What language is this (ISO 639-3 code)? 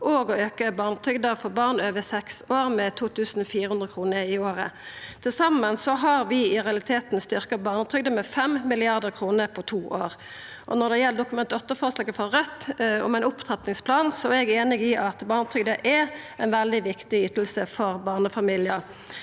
nor